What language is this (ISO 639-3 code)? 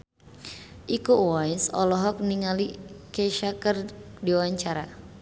sun